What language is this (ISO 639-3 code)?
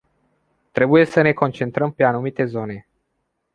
ron